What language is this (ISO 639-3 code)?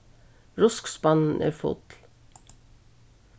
fao